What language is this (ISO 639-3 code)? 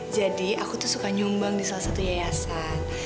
ind